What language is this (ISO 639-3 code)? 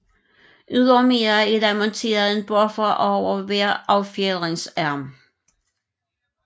dan